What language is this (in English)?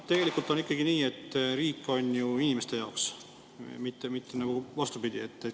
Estonian